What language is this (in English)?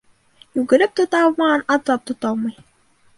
Bashkir